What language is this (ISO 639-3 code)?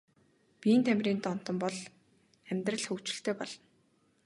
mon